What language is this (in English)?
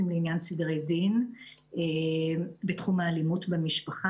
Hebrew